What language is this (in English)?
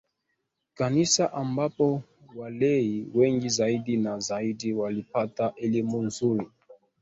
Swahili